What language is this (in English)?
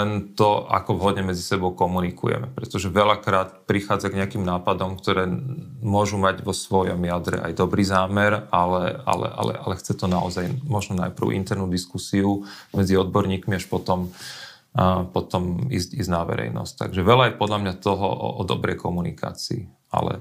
Slovak